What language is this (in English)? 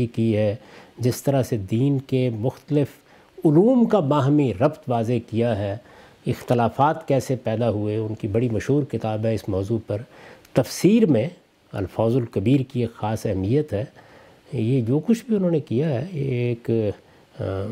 Urdu